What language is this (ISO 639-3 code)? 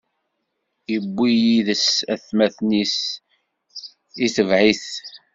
kab